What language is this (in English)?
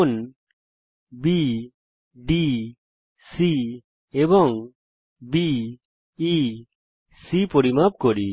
Bangla